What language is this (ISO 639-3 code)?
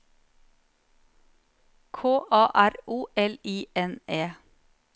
nor